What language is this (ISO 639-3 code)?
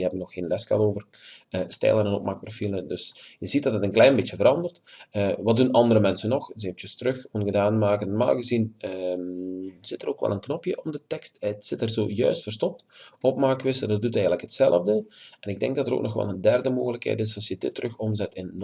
nld